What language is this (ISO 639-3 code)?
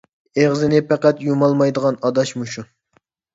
uig